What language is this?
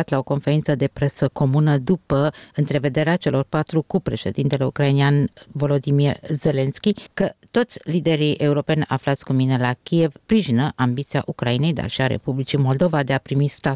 Romanian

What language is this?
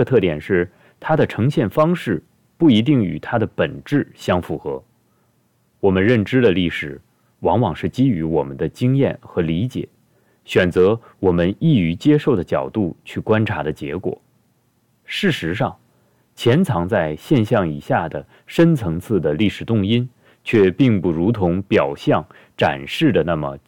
Chinese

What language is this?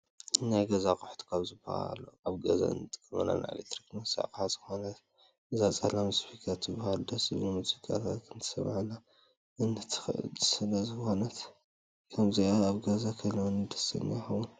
Tigrinya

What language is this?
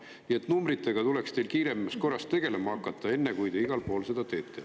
Estonian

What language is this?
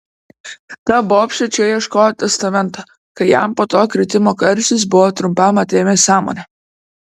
Lithuanian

